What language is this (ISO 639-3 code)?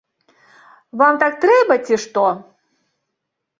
bel